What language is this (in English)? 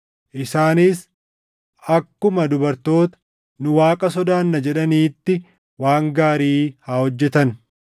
Oromo